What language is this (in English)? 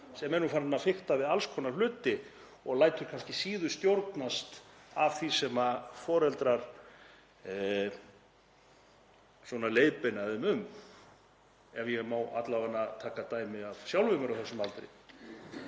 Icelandic